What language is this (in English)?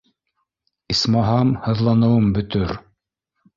Bashkir